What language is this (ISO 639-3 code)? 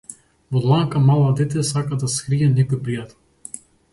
mkd